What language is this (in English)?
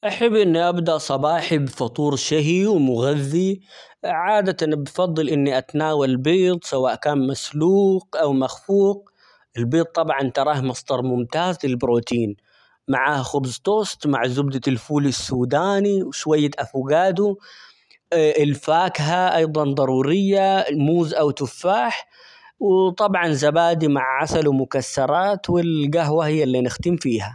Omani Arabic